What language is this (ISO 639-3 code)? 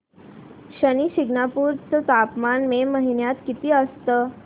mar